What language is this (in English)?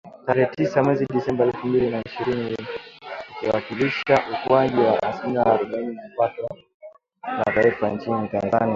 Swahili